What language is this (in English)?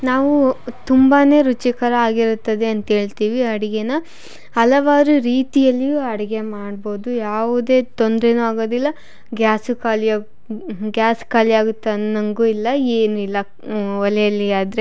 Kannada